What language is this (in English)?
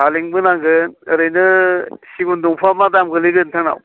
Bodo